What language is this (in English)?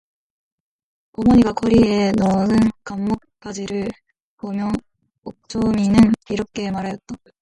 Korean